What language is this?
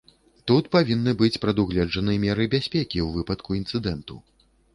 Belarusian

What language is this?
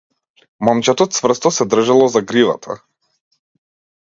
Macedonian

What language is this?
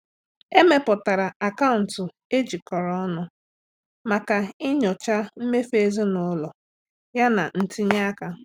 Igbo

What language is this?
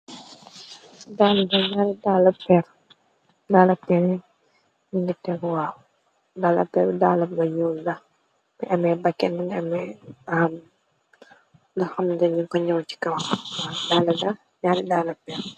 Wolof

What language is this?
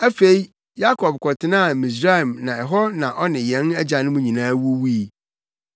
Akan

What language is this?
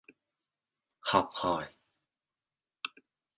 Vietnamese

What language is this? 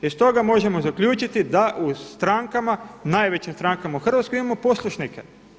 Croatian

